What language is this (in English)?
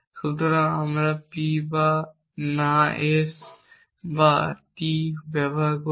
Bangla